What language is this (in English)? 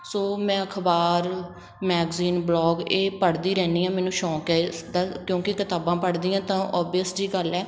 Punjabi